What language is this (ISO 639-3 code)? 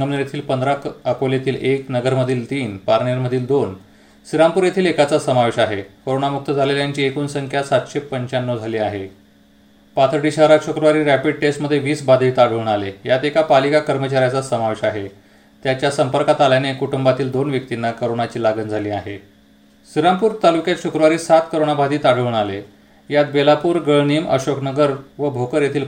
mar